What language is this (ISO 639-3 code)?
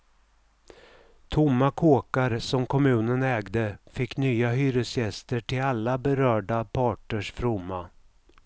swe